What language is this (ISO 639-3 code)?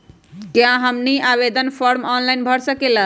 mag